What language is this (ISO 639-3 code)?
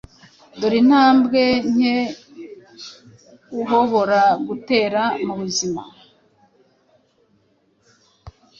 kin